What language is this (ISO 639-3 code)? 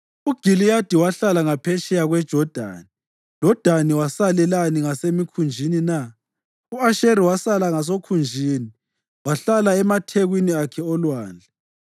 nde